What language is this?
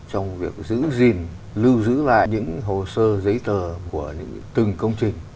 Vietnamese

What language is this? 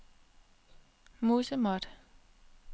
Danish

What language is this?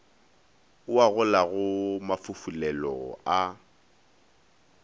Northern Sotho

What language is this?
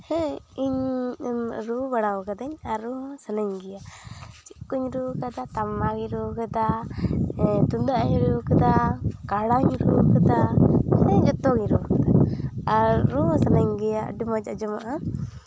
Santali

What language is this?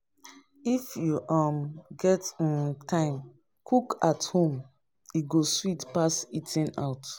Nigerian Pidgin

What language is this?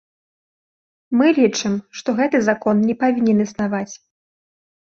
Belarusian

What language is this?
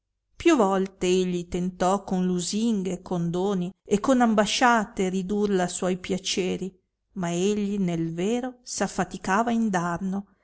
Italian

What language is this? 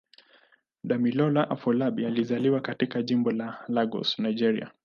Swahili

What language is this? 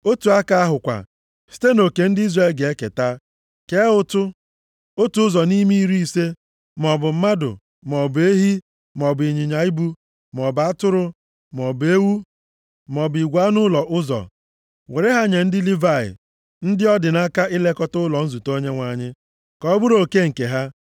Igbo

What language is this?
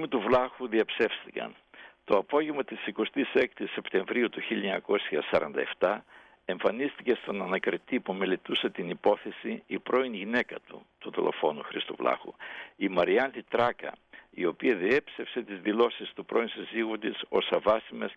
Greek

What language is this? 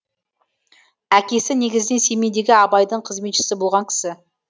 Kazakh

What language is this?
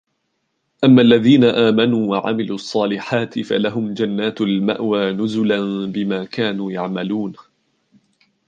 Arabic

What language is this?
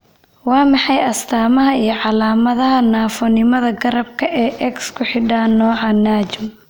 Somali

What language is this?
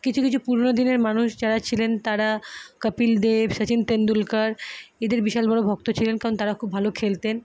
Bangla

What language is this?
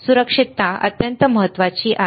Marathi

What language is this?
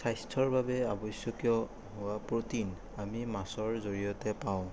Assamese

